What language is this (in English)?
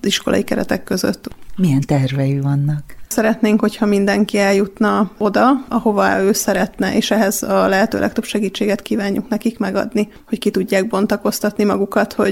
Hungarian